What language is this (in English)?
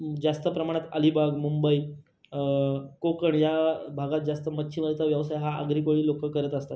Marathi